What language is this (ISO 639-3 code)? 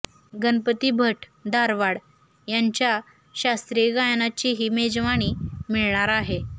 mar